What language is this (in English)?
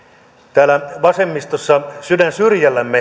Finnish